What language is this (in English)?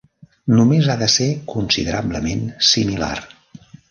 Catalan